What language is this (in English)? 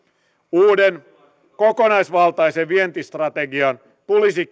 Finnish